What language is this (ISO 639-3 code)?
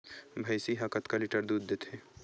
hne